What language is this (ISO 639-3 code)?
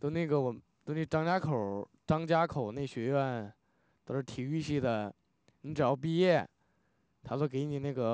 zho